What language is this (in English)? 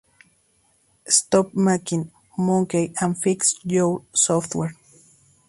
Spanish